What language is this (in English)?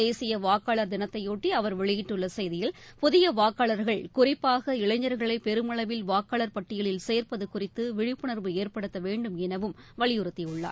Tamil